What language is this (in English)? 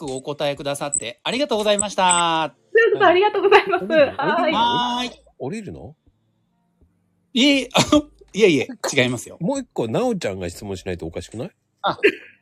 Japanese